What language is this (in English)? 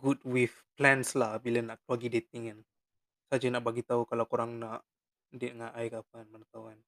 Malay